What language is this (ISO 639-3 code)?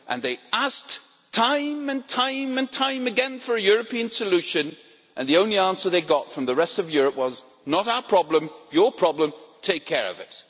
eng